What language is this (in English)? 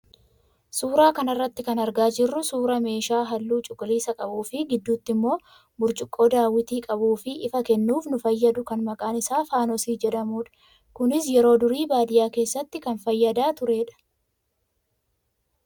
Oromo